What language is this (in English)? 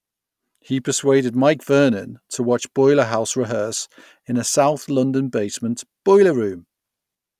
English